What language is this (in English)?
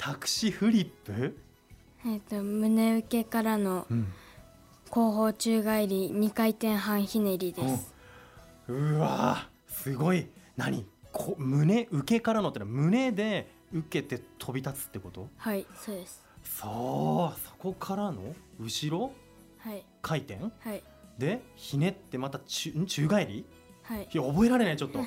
Japanese